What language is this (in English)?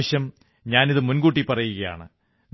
Malayalam